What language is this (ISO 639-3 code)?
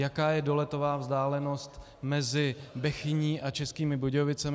ces